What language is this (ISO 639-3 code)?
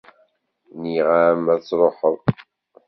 kab